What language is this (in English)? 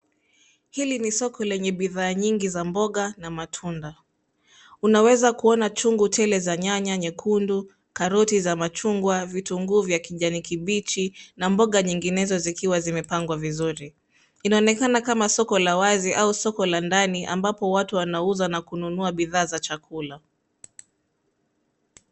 Swahili